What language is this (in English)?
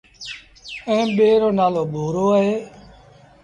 Sindhi Bhil